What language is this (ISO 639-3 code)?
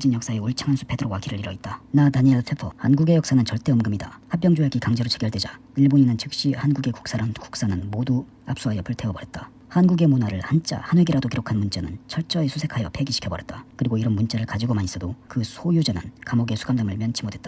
kor